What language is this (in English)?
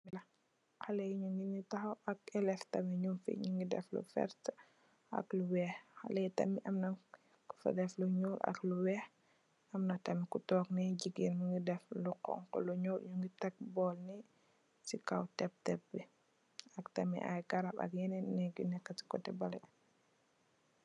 Wolof